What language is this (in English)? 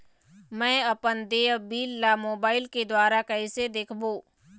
Chhattisgarhi